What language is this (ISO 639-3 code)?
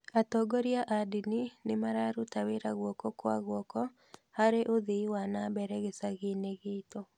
kik